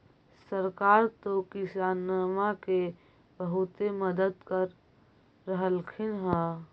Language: Magahi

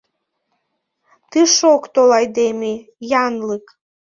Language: Mari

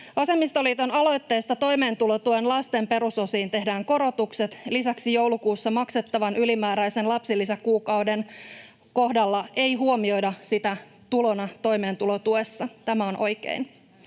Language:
Finnish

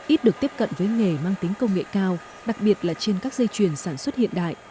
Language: Vietnamese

